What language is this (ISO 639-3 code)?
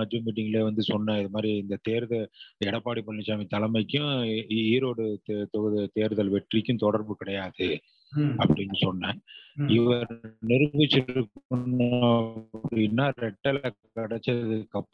tam